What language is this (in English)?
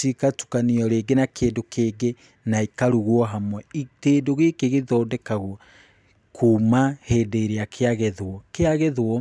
Kikuyu